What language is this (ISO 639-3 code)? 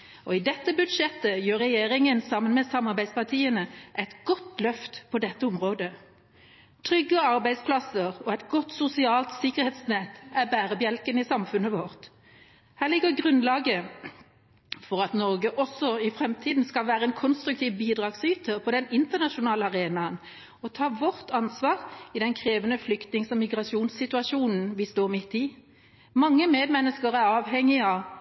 nob